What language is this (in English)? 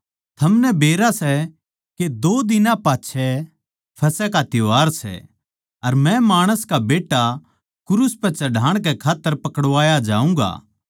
Haryanvi